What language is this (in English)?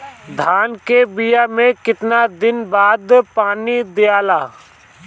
Bhojpuri